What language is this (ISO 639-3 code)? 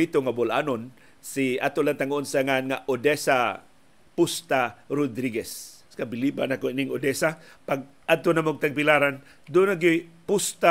fil